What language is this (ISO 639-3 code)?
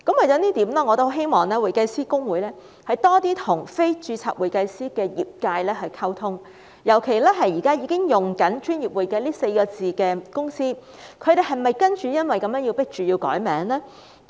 yue